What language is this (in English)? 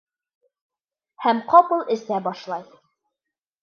Bashkir